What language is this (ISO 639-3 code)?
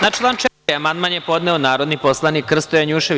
srp